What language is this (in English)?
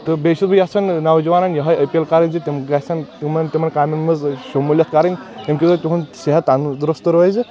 Kashmiri